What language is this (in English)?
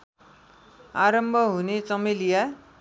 Nepali